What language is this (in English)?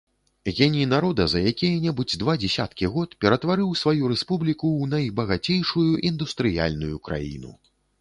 Belarusian